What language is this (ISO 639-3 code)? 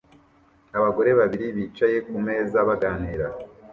kin